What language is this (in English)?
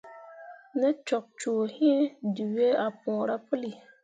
Mundang